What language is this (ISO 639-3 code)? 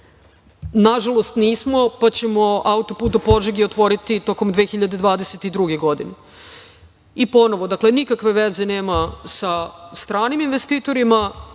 srp